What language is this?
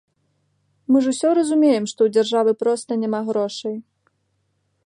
Belarusian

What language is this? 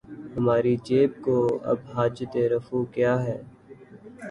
Urdu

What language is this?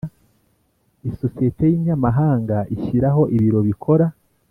Kinyarwanda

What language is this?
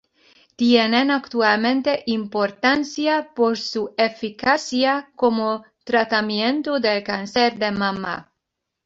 Spanish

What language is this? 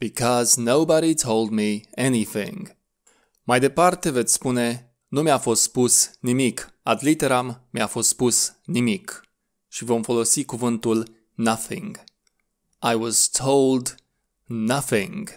English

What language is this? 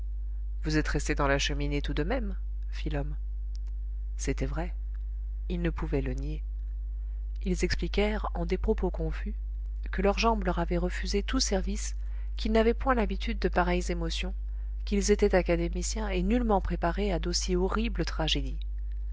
French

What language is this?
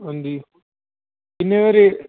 Dogri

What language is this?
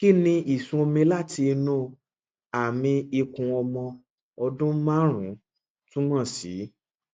Yoruba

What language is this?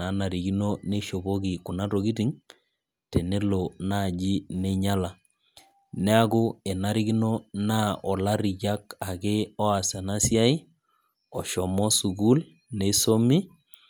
Masai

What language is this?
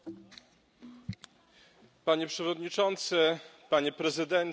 Polish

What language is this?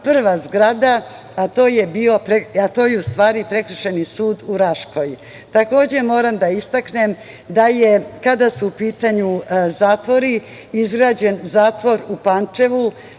Serbian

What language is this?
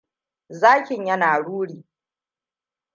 Hausa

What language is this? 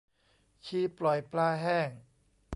Thai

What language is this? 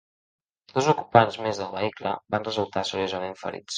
Catalan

